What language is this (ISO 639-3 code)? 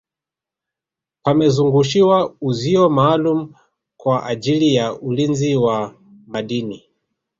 swa